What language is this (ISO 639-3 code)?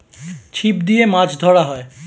ben